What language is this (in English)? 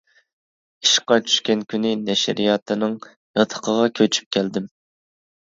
Uyghur